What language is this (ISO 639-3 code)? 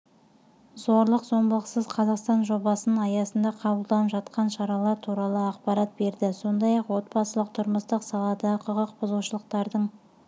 kaz